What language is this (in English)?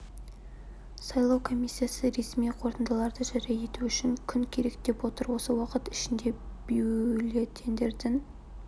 Kazakh